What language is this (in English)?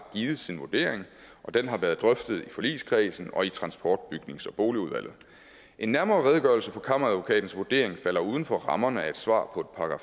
Danish